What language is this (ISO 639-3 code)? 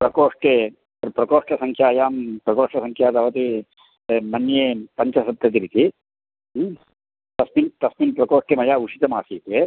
san